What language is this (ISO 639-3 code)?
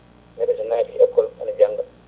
ful